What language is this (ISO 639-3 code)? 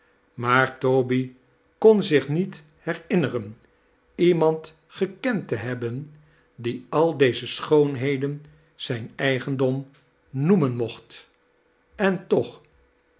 nld